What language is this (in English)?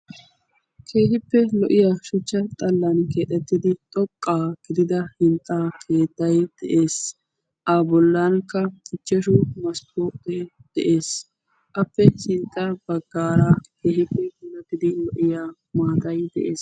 Wolaytta